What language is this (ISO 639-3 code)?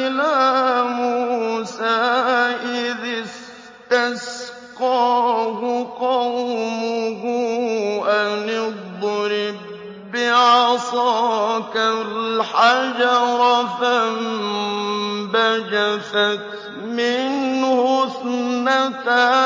ara